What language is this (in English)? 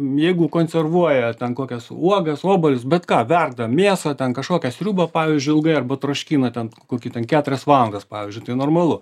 Lithuanian